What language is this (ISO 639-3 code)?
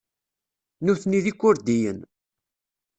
kab